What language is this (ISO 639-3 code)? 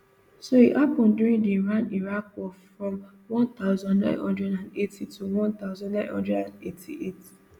pcm